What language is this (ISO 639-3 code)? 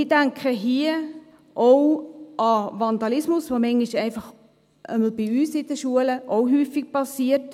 gsw